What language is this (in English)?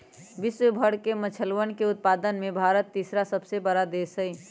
Magahi